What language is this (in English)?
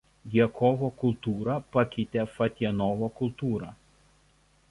Lithuanian